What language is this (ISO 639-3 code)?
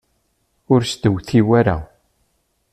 kab